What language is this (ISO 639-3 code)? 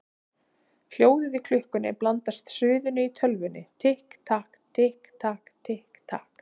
isl